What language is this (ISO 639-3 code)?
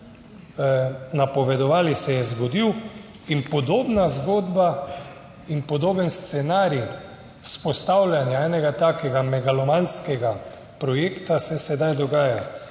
slv